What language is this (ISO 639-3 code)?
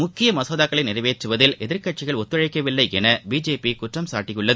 tam